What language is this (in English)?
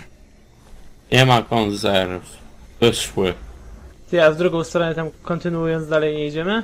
Polish